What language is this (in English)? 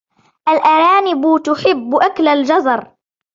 Arabic